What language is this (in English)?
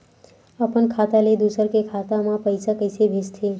Chhattisgarhi